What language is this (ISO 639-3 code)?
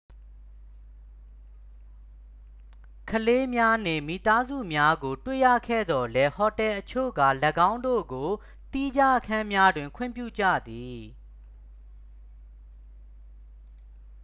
mya